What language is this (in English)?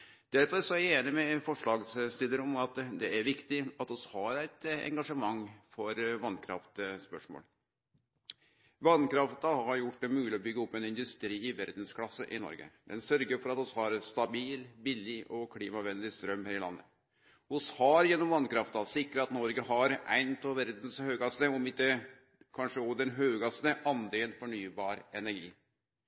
Norwegian Nynorsk